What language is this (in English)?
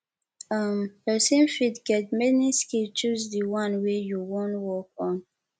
Nigerian Pidgin